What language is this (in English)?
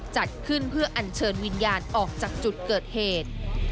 Thai